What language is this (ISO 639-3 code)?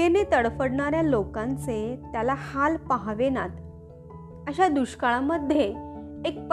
mar